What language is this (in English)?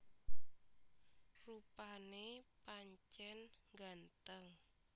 Javanese